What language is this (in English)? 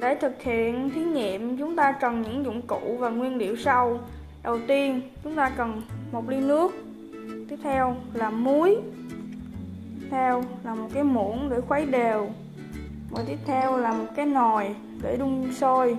Vietnamese